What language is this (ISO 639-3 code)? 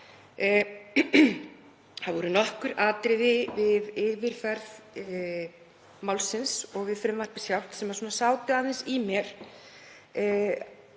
isl